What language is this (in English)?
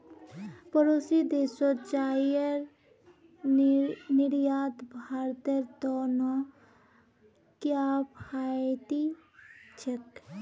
Magahi